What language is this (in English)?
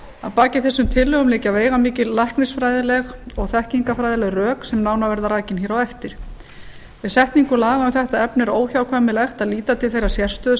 Icelandic